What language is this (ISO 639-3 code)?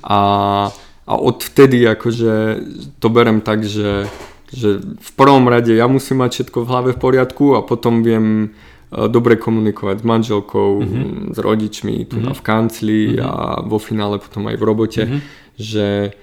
slk